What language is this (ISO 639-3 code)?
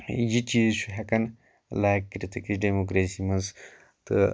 kas